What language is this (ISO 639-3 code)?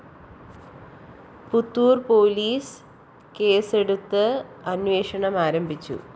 mal